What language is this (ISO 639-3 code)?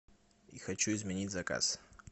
rus